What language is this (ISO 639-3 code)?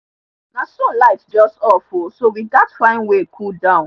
pcm